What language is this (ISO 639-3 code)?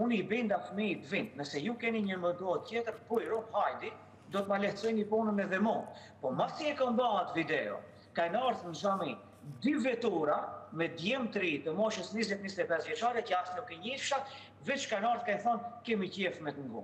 ron